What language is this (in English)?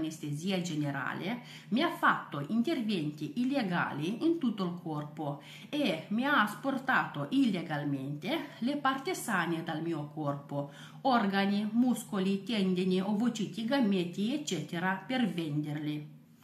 Italian